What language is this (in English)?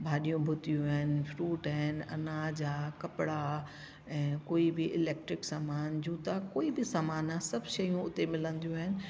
Sindhi